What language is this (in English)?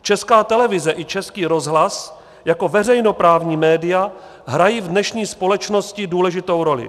Czech